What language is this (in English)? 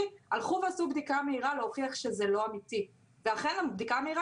Hebrew